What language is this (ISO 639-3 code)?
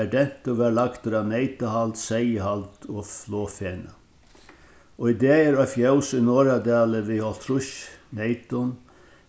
fao